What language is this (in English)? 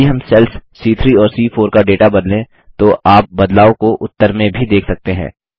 Hindi